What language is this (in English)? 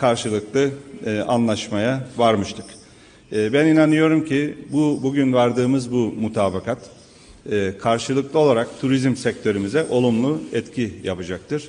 Turkish